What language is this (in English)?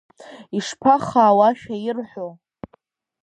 Abkhazian